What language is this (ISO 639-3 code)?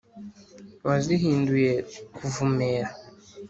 kin